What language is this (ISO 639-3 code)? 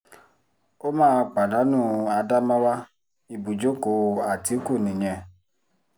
yor